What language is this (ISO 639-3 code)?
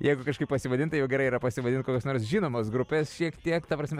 lit